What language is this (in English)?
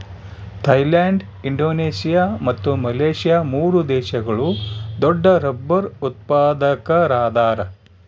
Kannada